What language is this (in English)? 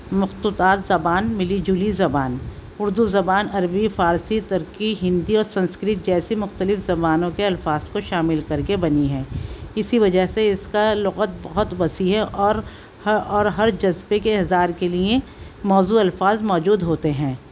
Urdu